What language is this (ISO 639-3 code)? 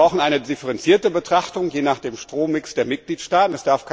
deu